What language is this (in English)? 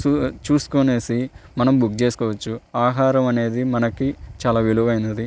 Telugu